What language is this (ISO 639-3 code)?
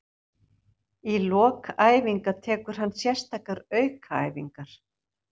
isl